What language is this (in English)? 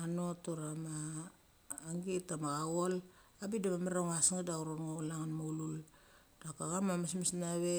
Mali